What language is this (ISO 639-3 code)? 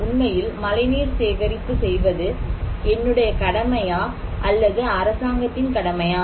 tam